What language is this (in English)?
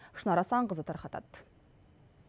Kazakh